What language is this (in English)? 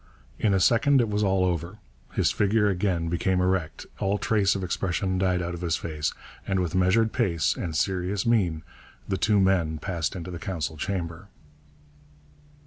English